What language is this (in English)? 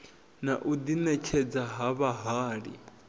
Venda